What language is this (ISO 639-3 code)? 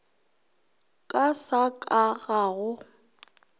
nso